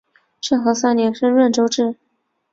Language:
Chinese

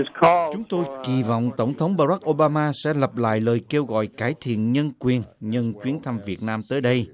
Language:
Vietnamese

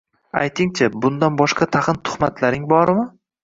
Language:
Uzbek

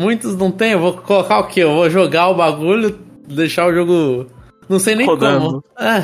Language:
Portuguese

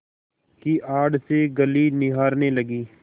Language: Hindi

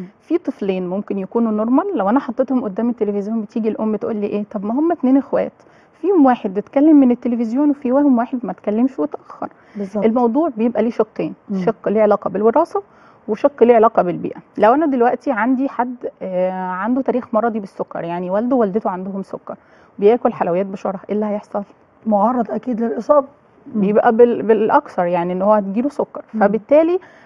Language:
Arabic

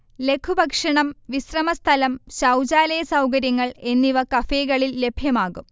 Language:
Malayalam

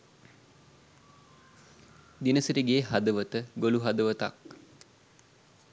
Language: Sinhala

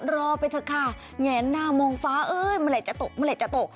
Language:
Thai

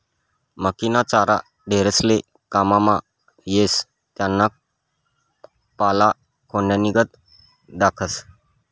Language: Marathi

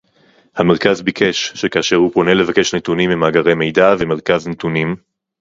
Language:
Hebrew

